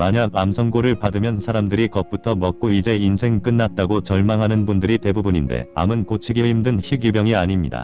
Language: Korean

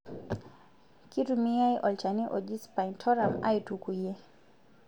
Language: Masai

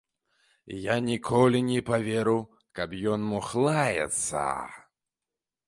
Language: Belarusian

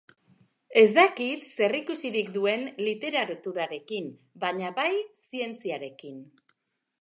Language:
Basque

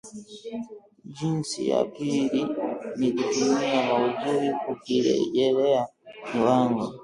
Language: Swahili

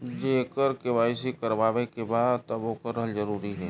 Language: Bhojpuri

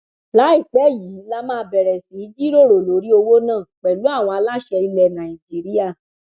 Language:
Yoruba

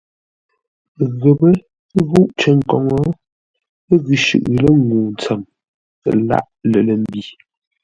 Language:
Ngombale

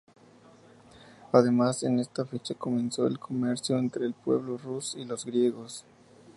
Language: Spanish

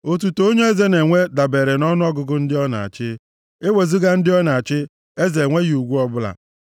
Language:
Igbo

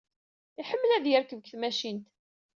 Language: Kabyle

